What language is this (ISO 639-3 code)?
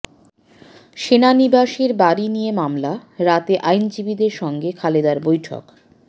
ben